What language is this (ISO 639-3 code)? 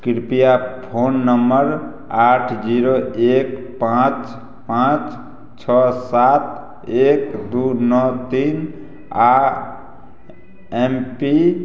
mai